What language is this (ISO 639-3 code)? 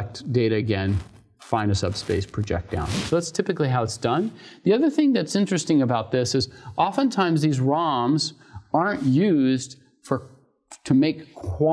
eng